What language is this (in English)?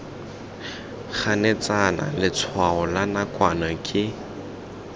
Tswana